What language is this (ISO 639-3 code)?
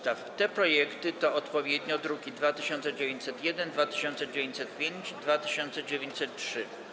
pol